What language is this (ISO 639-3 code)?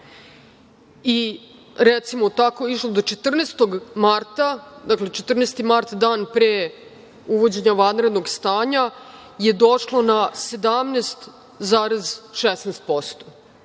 srp